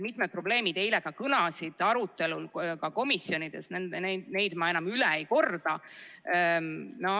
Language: Estonian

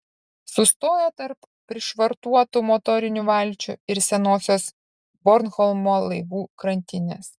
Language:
Lithuanian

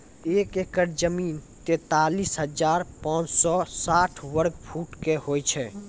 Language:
Maithili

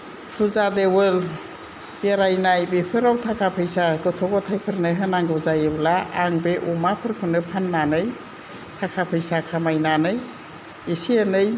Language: Bodo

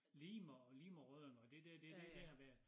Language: Danish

